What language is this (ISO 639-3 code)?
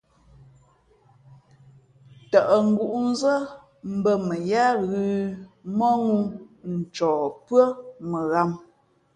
fmp